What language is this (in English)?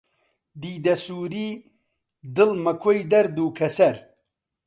Central Kurdish